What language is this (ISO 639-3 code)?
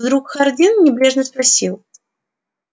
rus